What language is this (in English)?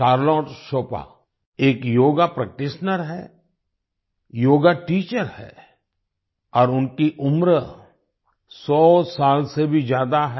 Hindi